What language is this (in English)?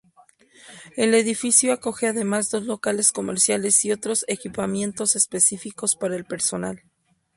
Spanish